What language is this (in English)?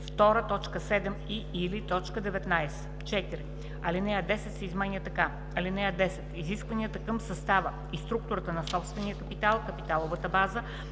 Bulgarian